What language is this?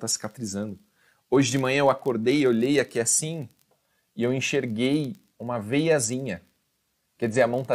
Portuguese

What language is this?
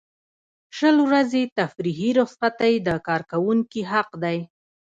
Pashto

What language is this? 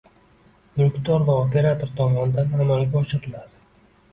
Uzbek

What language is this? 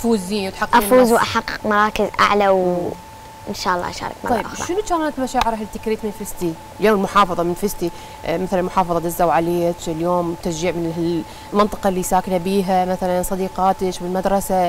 Arabic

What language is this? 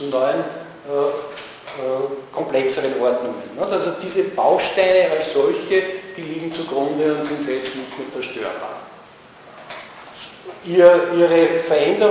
German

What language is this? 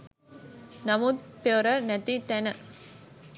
Sinhala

